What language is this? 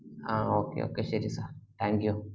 Malayalam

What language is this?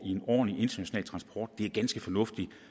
Danish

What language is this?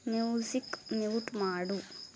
Kannada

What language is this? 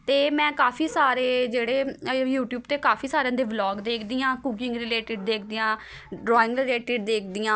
Punjabi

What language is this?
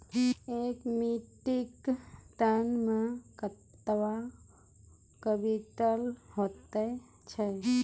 Maithili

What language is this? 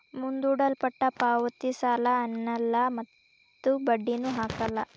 Kannada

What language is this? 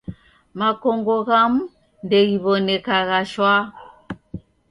Taita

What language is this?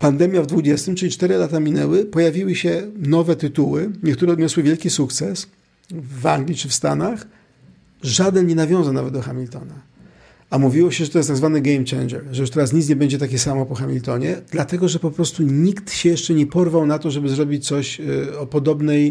Polish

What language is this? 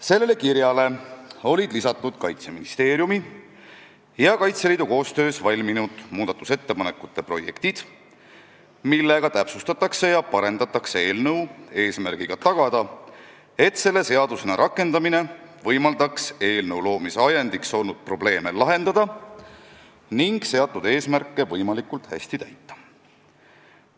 Estonian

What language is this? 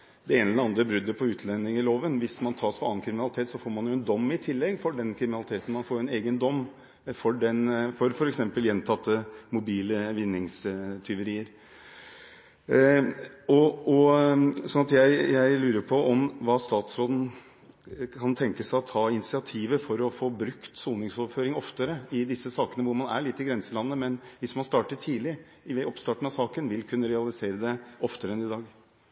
Norwegian Bokmål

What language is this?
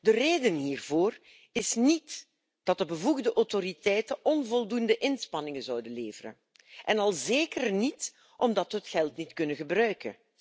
Dutch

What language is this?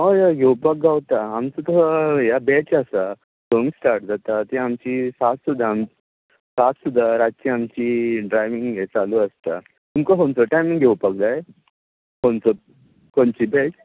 Konkani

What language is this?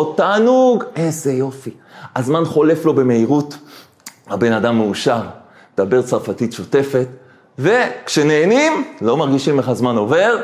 Hebrew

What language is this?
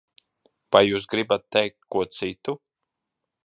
Latvian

